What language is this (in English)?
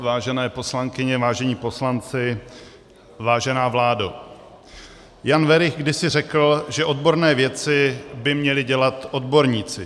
Czech